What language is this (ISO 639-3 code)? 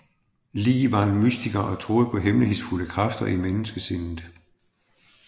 dan